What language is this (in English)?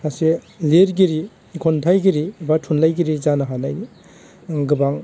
Bodo